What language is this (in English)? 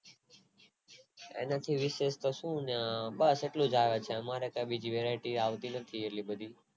Gujarati